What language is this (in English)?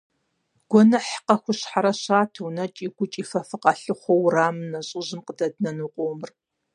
Kabardian